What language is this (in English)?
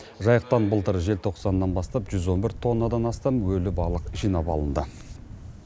Kazakh